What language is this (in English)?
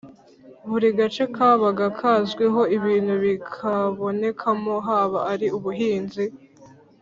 Kinyarwanda